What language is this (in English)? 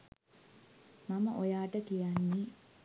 Sinhala